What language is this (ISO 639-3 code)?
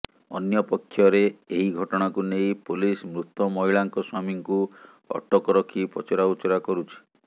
ori